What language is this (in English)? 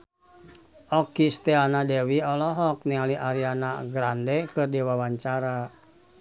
Sundanese